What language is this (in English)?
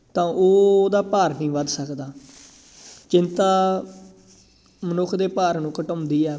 Punjabi